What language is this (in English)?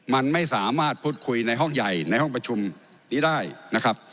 Thai